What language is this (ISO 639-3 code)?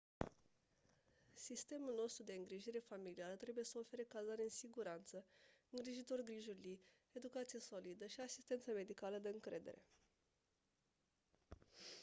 ron